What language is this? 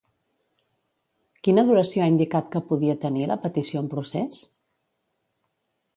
Catalan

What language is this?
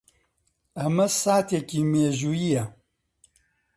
Central Kurdish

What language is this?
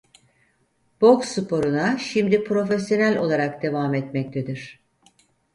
Turkish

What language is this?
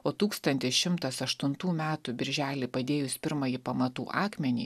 Lithuanian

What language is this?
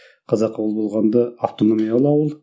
Kazakh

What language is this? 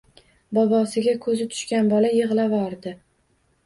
Uzbek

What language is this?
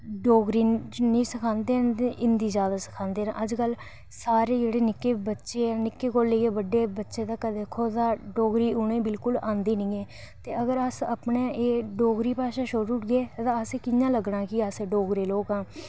Dogri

